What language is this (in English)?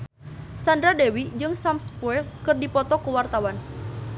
Sundanese